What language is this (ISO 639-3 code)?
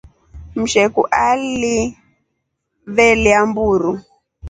rof